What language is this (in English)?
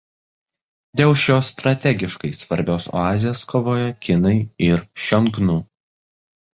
Lithuanian